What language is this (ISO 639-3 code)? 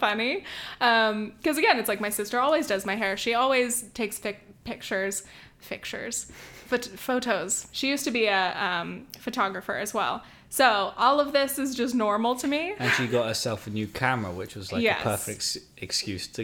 eng